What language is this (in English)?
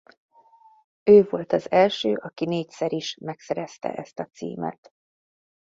Hungarian